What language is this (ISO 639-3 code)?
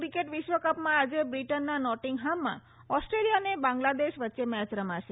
guj